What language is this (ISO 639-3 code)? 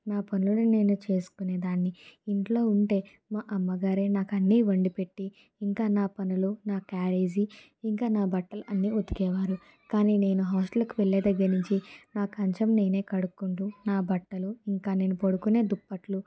tel